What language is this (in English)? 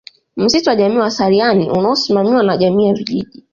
Swahili